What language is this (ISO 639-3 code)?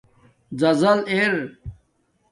dmk